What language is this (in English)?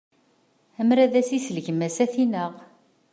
Kabyle